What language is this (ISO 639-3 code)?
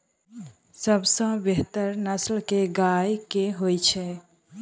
mai